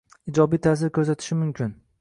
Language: Uzbek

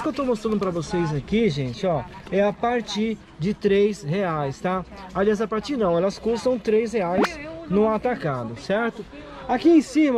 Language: Portuguese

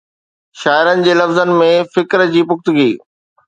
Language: Sindhi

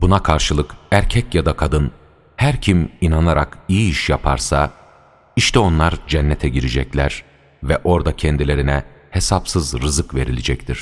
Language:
Turkish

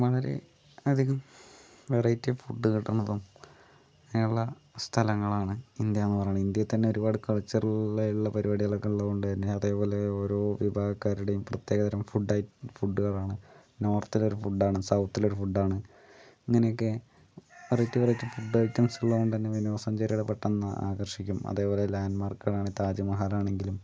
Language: Malayalam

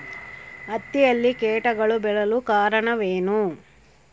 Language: Kannada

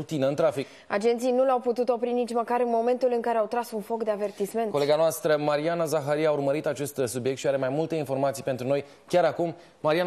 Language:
Romanian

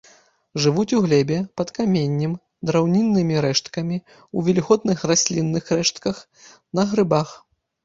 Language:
Belarusian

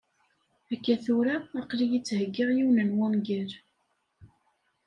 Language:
Kabyle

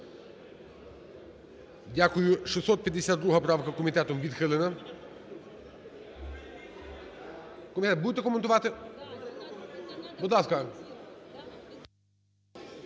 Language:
Ukrainian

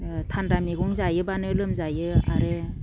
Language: Bodo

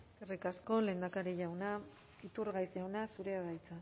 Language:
Basque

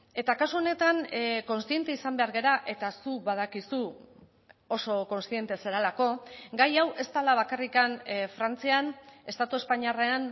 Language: Basque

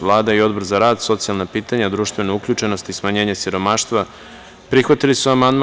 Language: Serbian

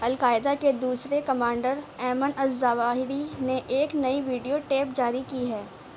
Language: Urdu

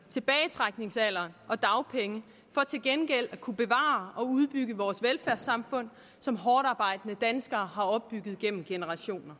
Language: Danish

